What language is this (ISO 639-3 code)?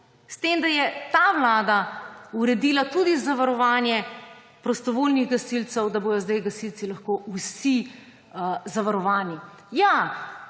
slv